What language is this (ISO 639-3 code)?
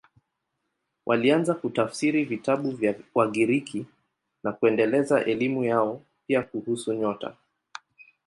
swa